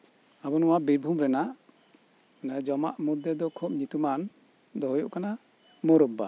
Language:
Santali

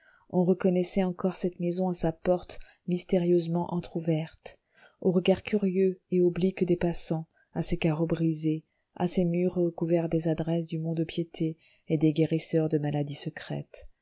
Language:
French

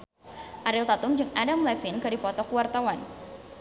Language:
Sundanese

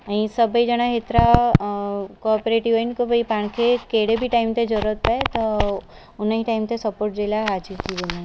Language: Sindhi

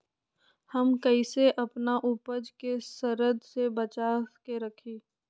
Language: Magahi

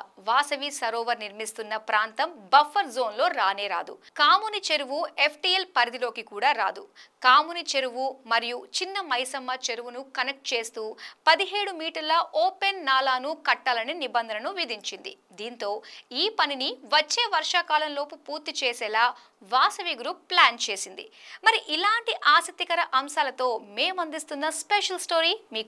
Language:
Telugu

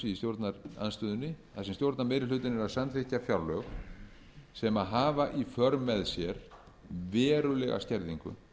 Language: Icelandic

